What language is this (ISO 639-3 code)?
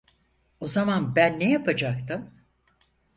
tur